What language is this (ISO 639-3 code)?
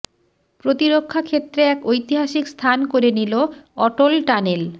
ben